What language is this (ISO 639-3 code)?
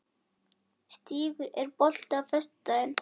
isl